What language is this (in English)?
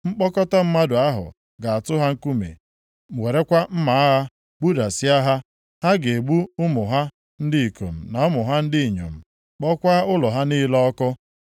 Igbo